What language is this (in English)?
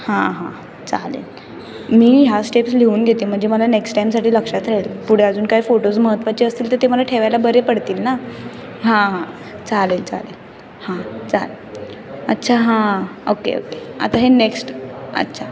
Marathi